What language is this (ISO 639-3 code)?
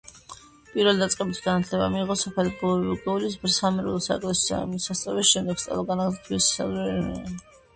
kat